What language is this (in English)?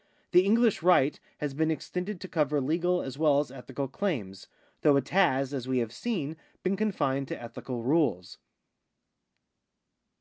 English